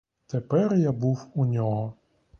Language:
Ukrainian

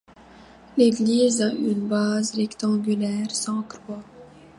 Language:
French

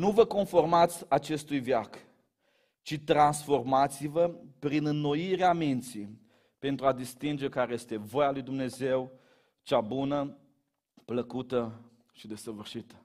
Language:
Romanian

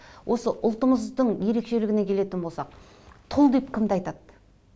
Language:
Kazakh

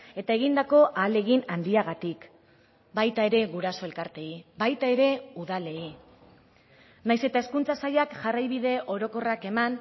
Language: Basque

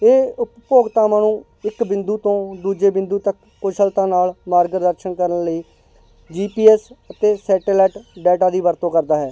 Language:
Punjabi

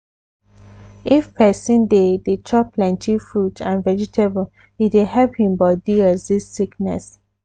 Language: Nigerian Pidgin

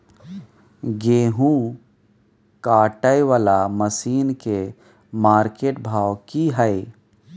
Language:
Maithili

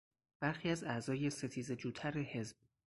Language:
Persian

